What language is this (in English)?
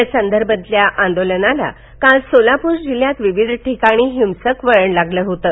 Marathi